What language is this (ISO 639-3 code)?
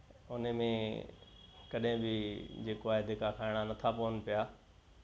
snd